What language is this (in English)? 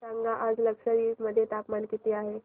Marathi